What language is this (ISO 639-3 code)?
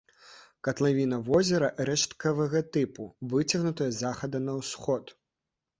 bel